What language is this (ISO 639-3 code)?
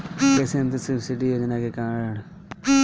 bho